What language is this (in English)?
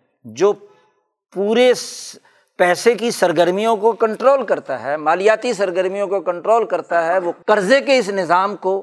Urdu